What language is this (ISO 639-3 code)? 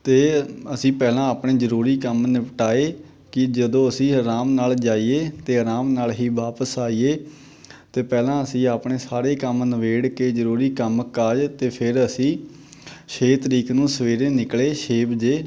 pan